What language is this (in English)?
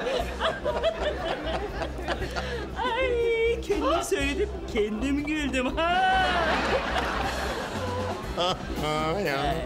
Turkish